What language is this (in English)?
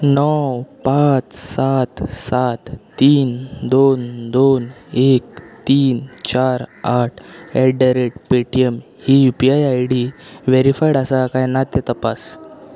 Konkani